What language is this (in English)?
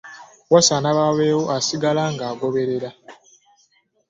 Ganda